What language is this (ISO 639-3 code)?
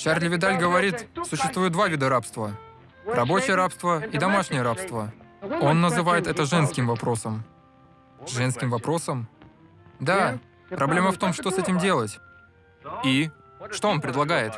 rus